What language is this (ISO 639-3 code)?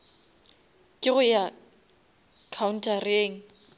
nso